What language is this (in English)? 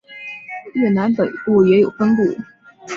Chinese